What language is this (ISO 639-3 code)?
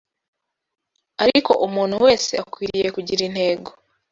kin